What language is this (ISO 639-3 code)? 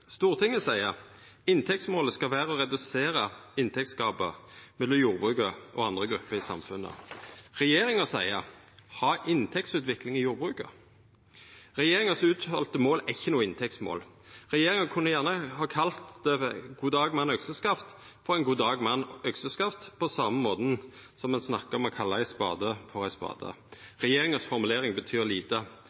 nno